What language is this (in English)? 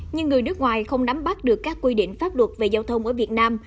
Vietnamese